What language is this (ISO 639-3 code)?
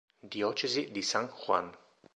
ita